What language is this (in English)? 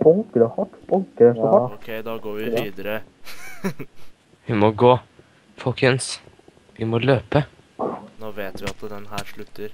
Norwegian